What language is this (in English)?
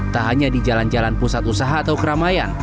Indonesian